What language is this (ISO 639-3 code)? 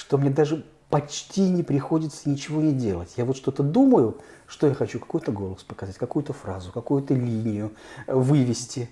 rus